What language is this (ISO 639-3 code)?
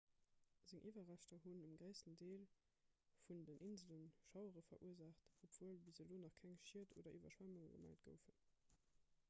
ltz